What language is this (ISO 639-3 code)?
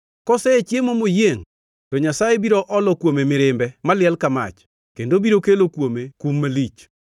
luo